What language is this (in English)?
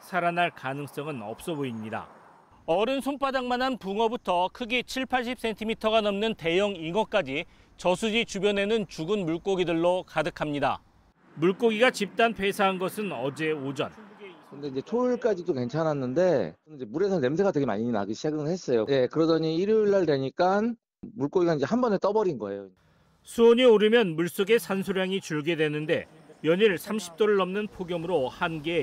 Korean